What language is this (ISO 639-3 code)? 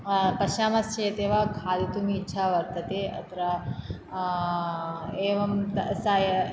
san